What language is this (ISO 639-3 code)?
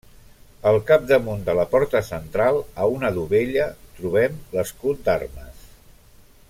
cat